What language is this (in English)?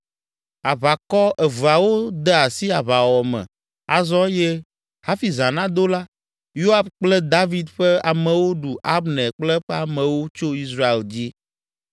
Ewe